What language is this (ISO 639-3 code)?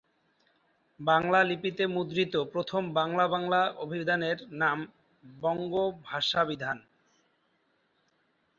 ben